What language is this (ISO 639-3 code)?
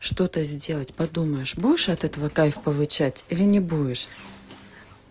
rus